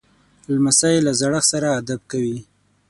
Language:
Pashto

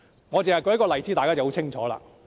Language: Cantonese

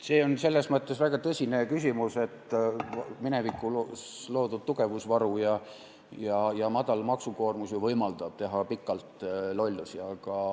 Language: Estonian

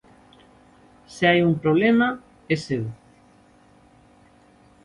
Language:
Galician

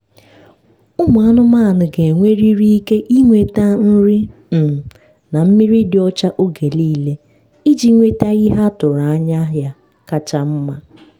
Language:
Igbo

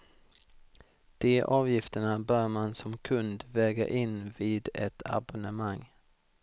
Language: Swedish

